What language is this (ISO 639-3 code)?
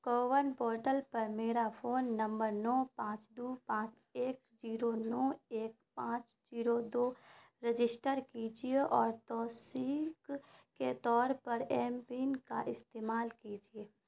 urd